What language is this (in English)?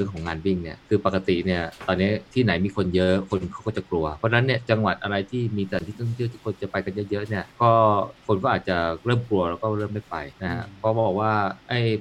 Thai